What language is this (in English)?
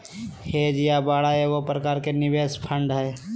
Magahi